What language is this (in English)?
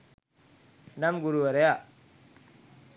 Sinhala